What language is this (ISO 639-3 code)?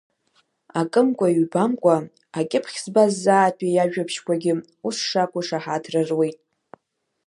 abk